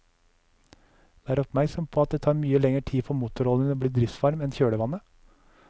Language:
Norwegian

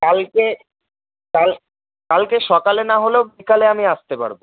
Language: Bangla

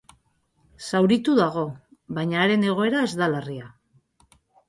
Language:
Basque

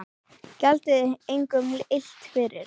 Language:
Icelandic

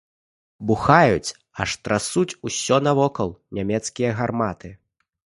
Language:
Belarusian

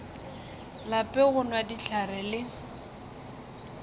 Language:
Northern Sotho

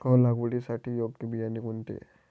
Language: Marathi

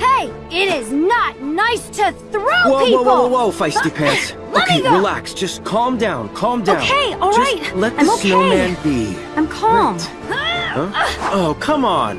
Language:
English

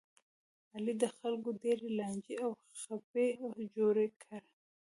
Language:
Pashto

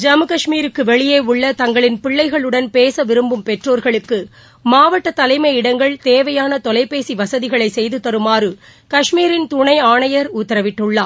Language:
Tamil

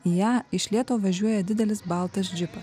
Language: Lithuanian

